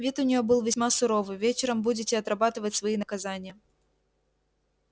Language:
Russian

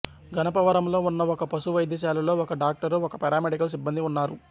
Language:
Telugu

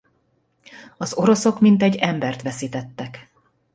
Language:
Hungarian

